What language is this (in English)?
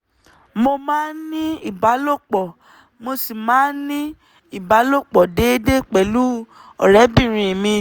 Yoruba